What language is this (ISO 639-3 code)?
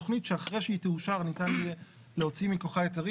heb